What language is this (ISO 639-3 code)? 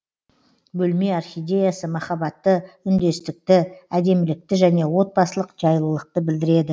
kaz